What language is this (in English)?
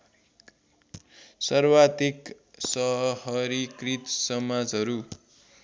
Nepali